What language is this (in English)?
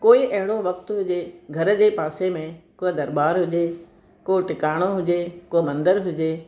Sindhi